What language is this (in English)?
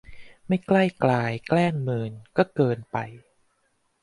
Thai